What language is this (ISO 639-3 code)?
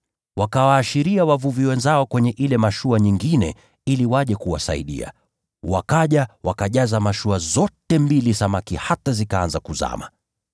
swa